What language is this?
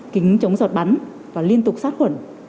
Vietnamese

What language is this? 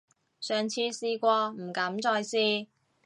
Cantonese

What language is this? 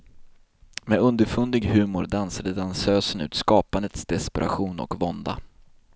Swedish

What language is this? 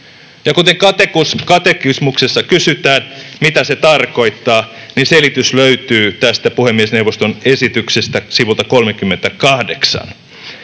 Finnish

